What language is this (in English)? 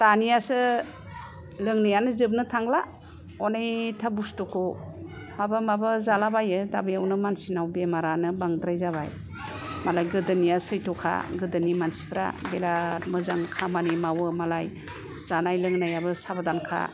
Bodo